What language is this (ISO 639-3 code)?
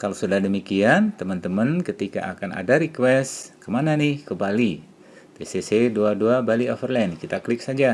ind